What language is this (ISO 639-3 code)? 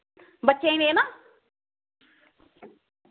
doi